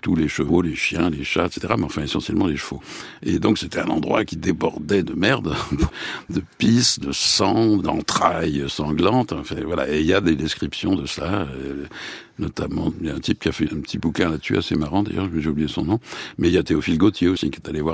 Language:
French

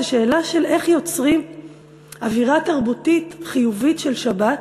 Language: Hebrew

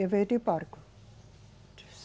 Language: Portuguese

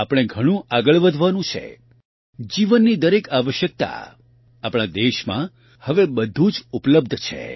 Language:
Gujarati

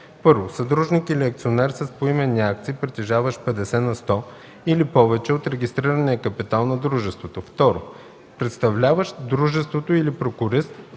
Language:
Bulgarian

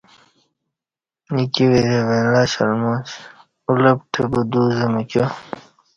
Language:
Kati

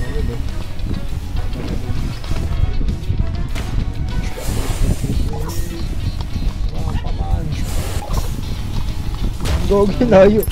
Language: Filipino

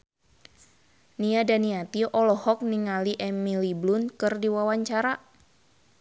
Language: Sundanese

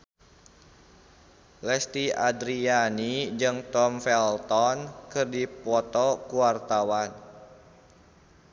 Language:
Sundanese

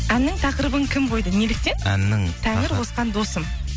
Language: Kazakh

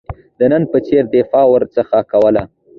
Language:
Pashto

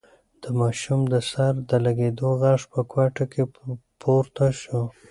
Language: Pashto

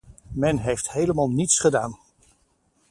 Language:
Dutch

